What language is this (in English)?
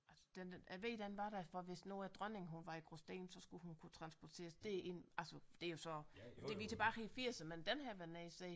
Danish